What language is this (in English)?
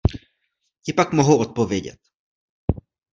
Czech